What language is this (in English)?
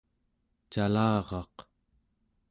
Central Yupik